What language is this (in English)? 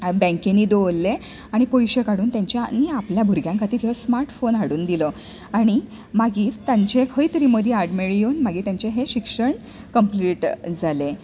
Konkani